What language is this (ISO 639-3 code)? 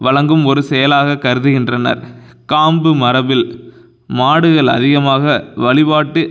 tam